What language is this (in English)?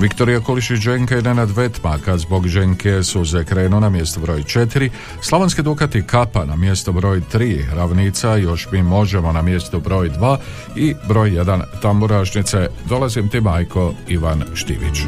Croatian